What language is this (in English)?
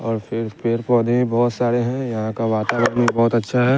Hindi